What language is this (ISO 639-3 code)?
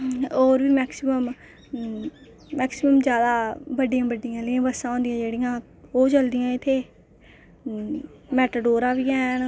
doi